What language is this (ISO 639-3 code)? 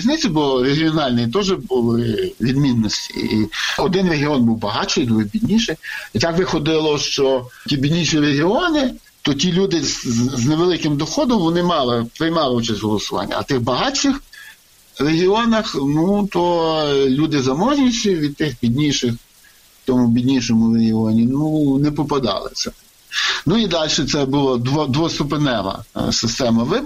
ukr